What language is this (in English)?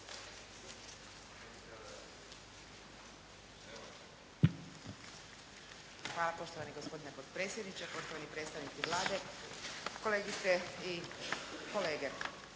Croatian